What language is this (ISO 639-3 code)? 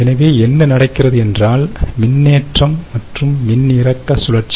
tam